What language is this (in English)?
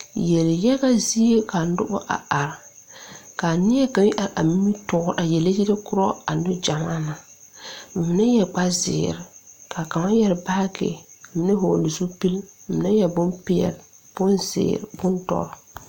Southern Dagaare